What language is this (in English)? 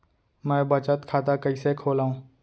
Chhattisgarhi